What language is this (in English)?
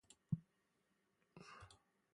Persian